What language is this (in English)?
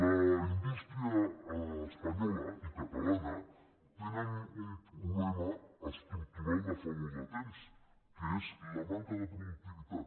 Catalan